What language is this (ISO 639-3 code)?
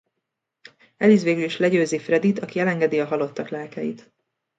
hun